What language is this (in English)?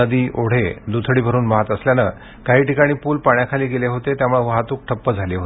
Marathi